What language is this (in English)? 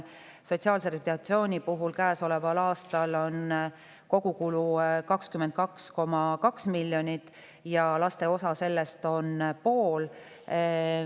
Estonian